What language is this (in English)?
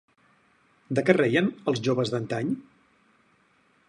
Catalan